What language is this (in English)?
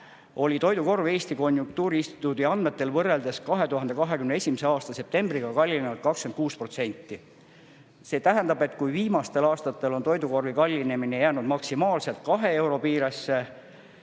Estonian